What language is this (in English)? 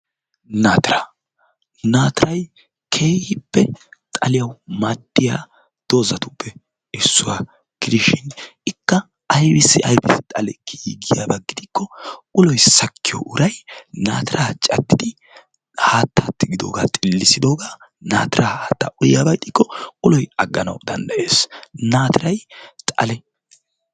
Wolaytta